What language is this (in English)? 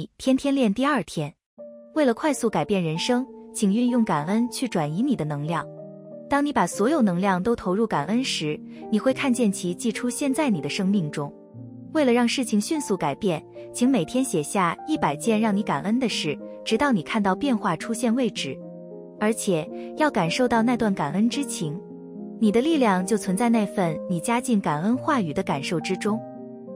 Chinese